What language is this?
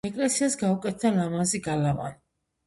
Georgian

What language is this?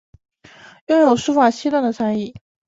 Chinese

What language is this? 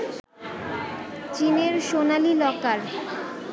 Bangla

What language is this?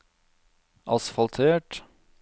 Norwegian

